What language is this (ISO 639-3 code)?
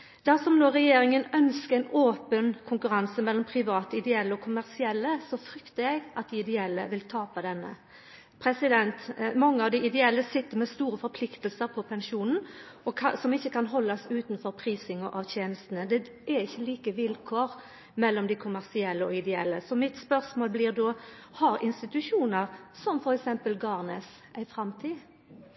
nno